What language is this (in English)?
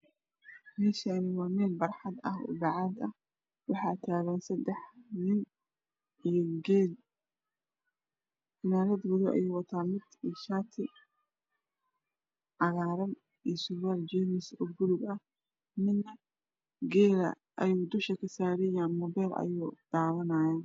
Somali